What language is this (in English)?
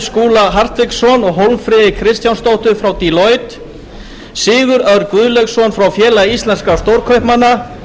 Icelandic